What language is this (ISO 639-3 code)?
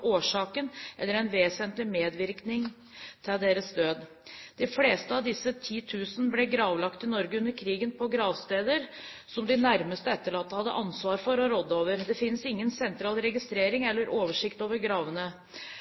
nob